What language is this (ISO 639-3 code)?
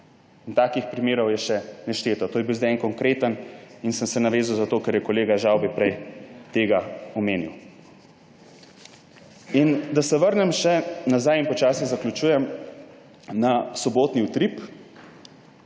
slv